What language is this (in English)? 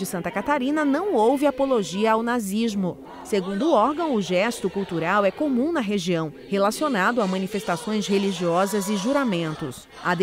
Portuguese